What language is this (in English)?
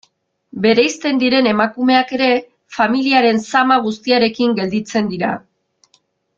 Basque